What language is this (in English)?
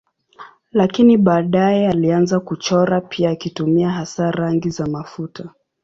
Swahili